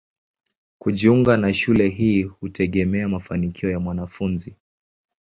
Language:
Swahili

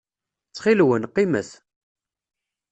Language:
Kabyle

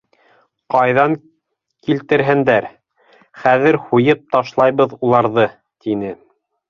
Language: Bashkir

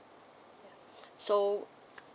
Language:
English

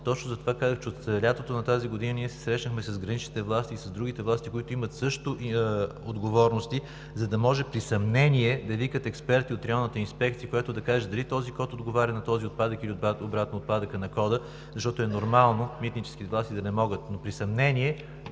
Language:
Bulgarian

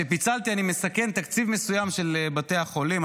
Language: Hebrew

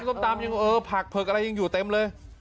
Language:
Thai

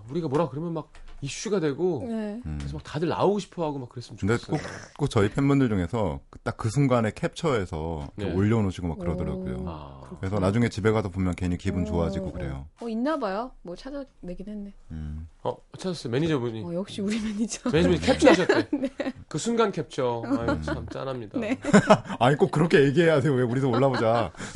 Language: Korean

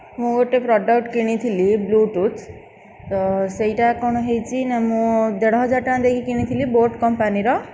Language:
Odia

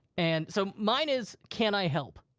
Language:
English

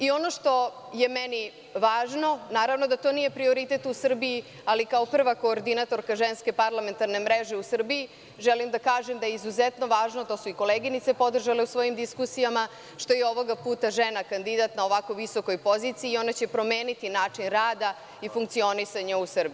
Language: Serbian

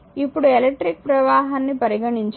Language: Telugu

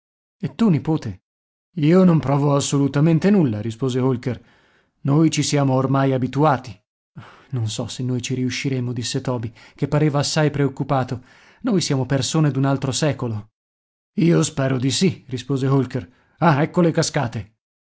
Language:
Italian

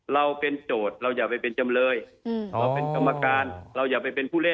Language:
Thai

